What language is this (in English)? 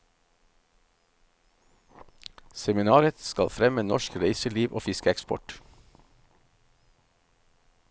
Norwegian